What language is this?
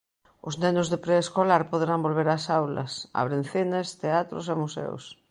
Galician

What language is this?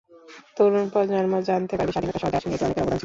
Bangla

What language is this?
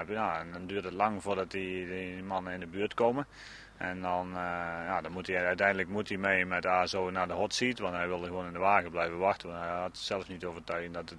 Dutch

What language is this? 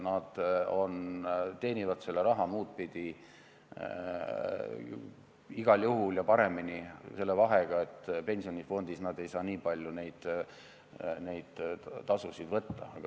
Estonian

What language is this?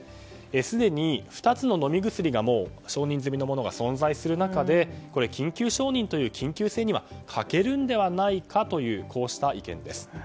Japanese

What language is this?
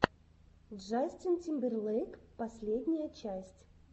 Russian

